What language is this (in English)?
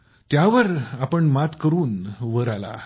Marathi